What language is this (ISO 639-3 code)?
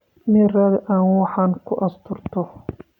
som